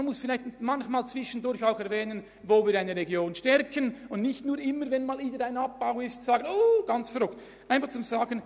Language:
Swiss German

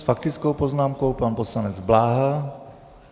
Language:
Czech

